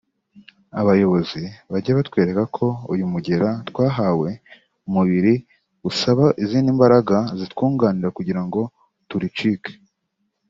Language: Kinyarwanda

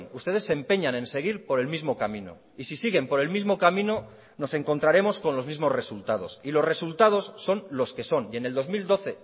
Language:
Spanish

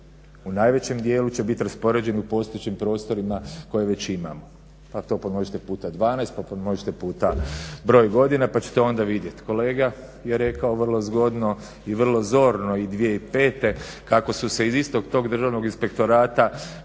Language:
Croatian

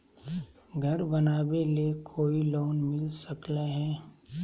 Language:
Magahi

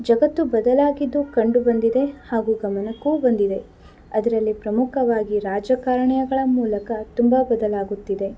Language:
Kannada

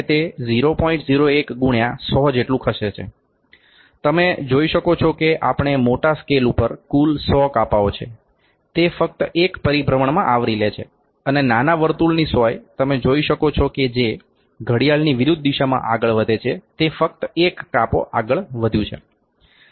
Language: Gujarati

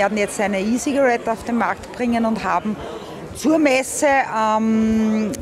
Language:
German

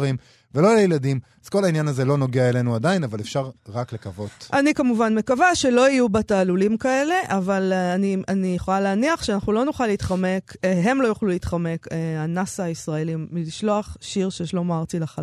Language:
Hebrew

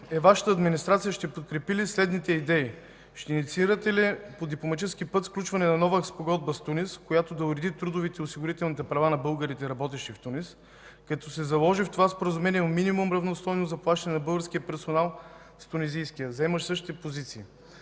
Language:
Bulgarian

